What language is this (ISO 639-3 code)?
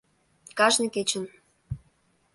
chm